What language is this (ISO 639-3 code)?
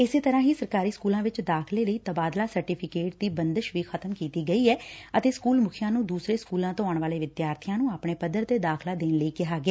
pan